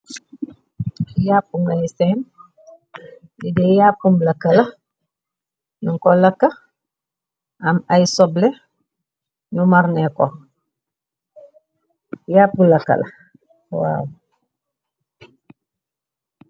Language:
Wolof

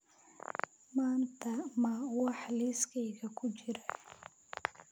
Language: Somali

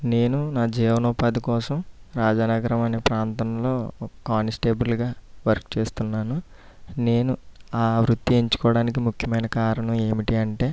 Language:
Telugu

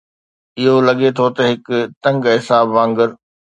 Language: Sindhi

